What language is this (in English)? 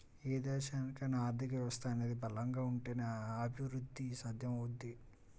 Telugu